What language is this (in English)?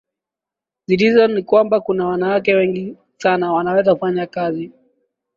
Swahili